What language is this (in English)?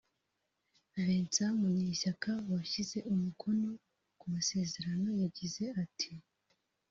Kinyarwanda